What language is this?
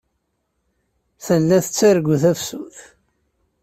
Kabyle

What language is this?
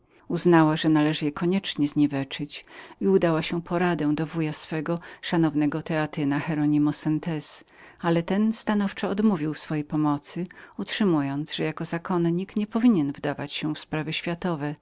Polish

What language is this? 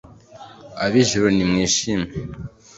Kinyarwanda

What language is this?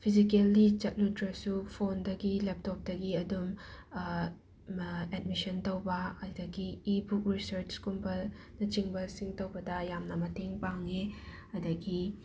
Manipuri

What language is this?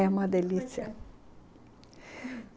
Portuguese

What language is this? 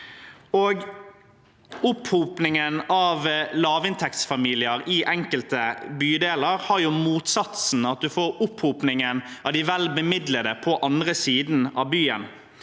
Norwegian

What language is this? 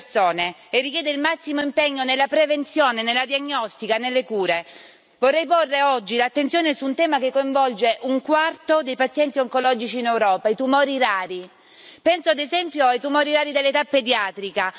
Italian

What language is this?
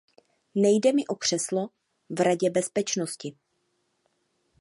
Czech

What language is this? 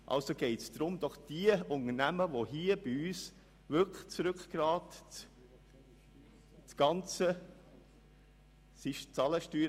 Swiss German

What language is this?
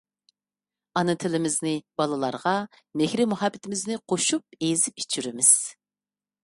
Uyghur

